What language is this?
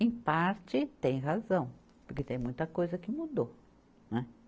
Portuguese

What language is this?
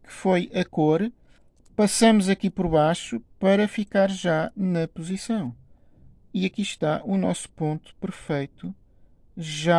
Portuguese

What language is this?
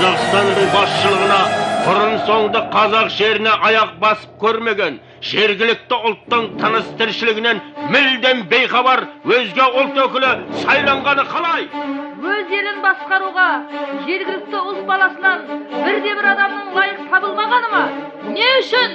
Kazakh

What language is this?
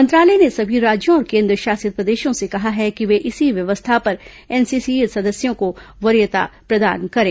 Hindi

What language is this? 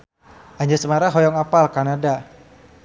Sundanese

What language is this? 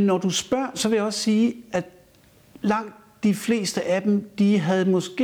Danish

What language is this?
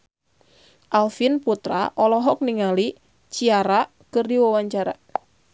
Sundanese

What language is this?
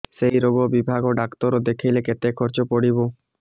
Odia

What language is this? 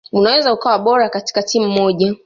Swahili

